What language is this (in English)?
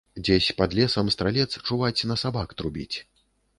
Belarusian